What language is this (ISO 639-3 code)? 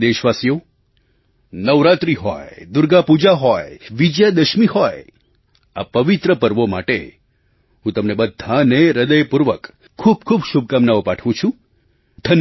guj